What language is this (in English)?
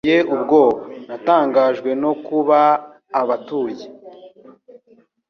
Kinyarwanda